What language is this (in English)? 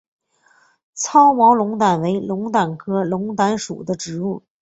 Chinese